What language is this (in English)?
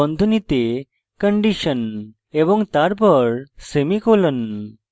Bangla